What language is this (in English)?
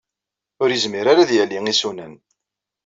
Kabyle